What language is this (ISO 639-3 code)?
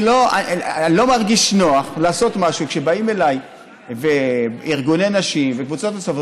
heb